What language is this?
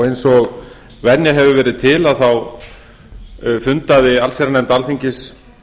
Icelandic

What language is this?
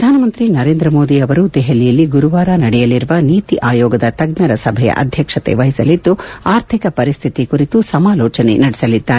Kannada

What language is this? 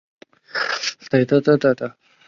Chinese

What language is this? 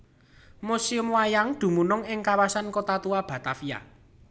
Javanese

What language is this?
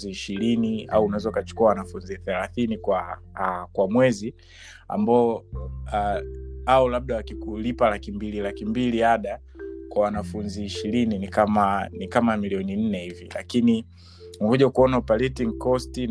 Swahili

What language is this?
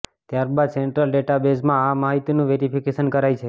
Gujarati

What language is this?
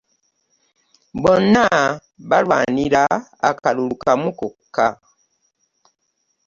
Ganda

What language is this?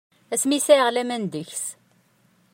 Kabyle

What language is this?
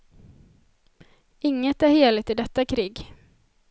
Swedish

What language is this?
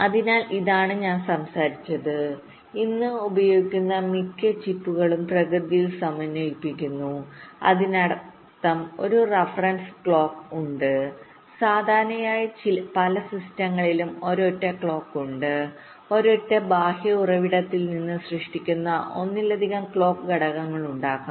Malayalam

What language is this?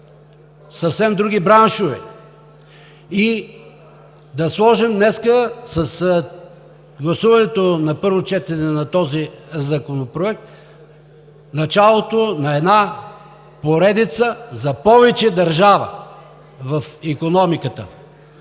Bulgarian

